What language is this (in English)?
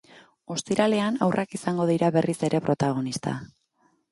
Basque